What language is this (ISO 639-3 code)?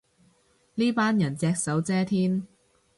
yue